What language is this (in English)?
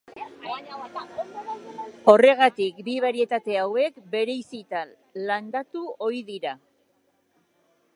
Basque